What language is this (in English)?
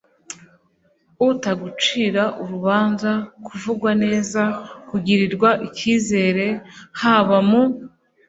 Kinyarwanda